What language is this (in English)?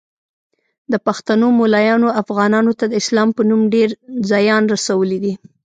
Pashto